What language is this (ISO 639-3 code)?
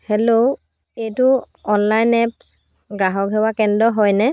asm